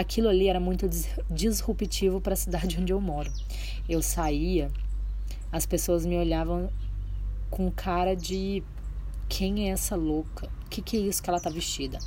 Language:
Portuguese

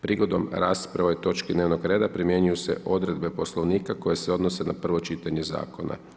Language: Croatian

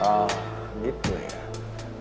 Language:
Indonesian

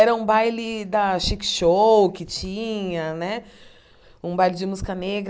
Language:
Portuguese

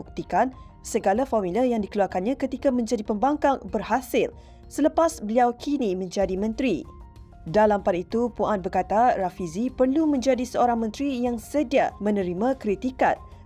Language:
Malay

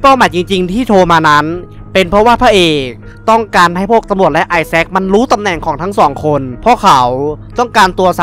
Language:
Thai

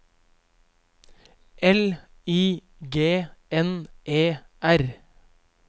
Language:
Norwegian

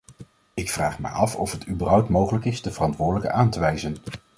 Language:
Dutch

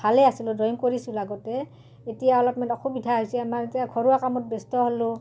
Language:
Assamese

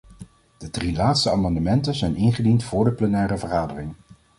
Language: Dutch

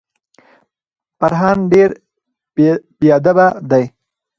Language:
Pashto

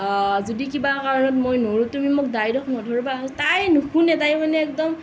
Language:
Assamese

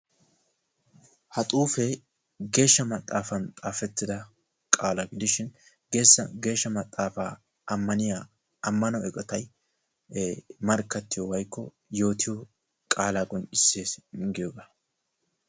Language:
Wolaytta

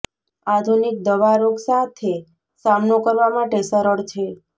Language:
Gujarati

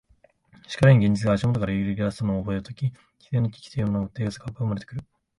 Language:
Japanese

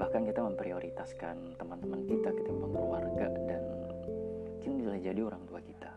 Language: Indonesian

